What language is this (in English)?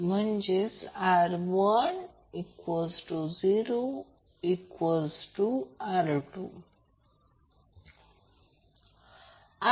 Marathi